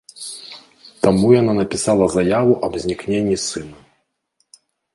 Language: Belarusian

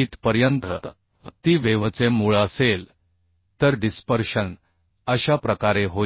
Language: Marathi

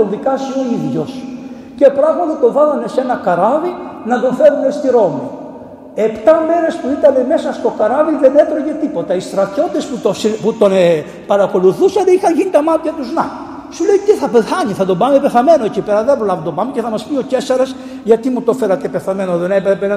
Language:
Greek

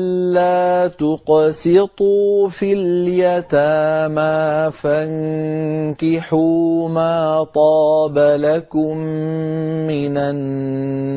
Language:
Arabic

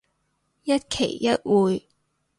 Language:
Cantonese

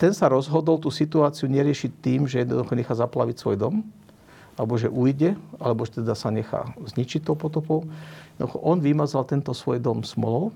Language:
Slovak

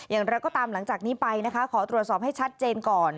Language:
Thai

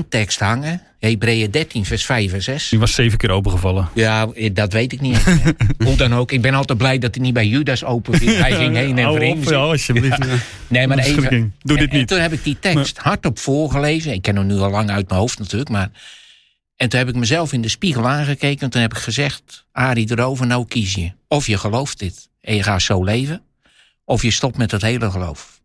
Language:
Dutch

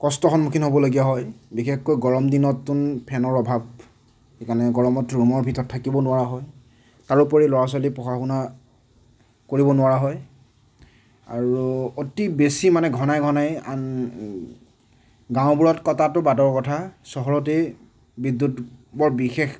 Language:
Assamese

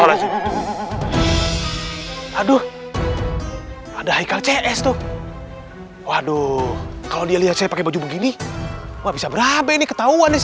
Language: Indonesian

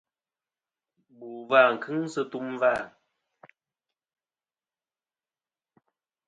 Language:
Kom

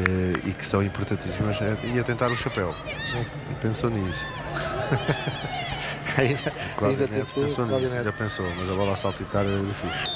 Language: Portuguese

